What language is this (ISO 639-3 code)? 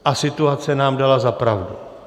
ces